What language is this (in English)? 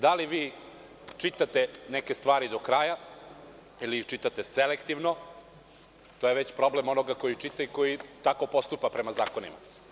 Serbian